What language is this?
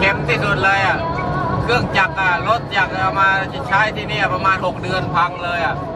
Thai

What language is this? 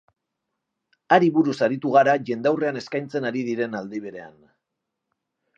Basque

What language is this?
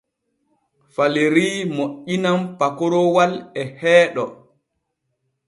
Borgu Fulfulde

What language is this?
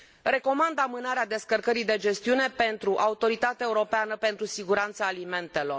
Romanian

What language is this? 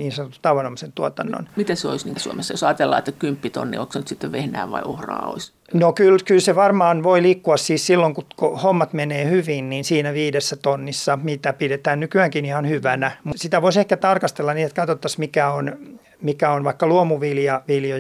Finnish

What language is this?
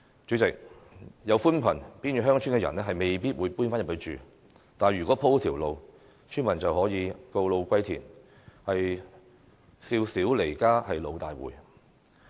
Cantonese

